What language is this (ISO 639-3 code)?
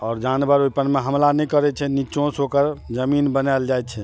mai